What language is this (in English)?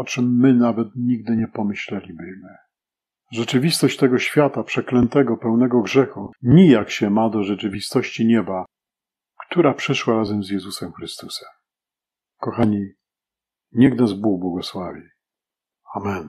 Polish